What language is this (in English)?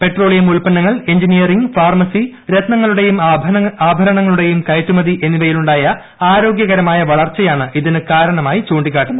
Malayalam